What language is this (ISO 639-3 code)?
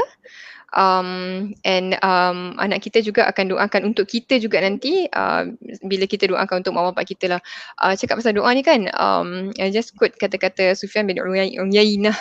msa